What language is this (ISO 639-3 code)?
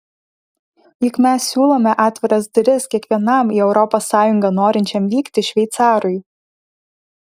lit